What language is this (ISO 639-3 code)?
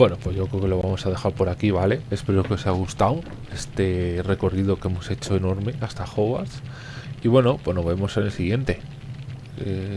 spa